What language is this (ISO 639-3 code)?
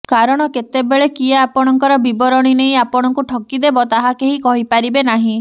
ori